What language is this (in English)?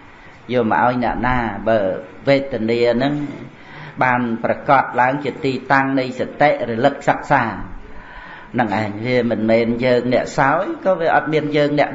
Vietnamese